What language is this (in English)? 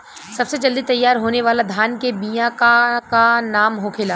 Bhojpuri